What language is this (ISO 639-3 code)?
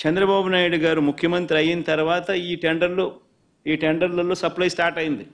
tel